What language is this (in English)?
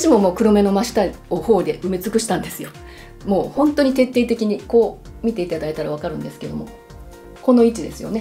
Japanese